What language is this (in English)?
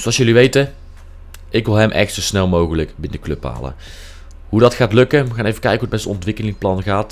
Dutch